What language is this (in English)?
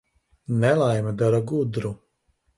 Latvian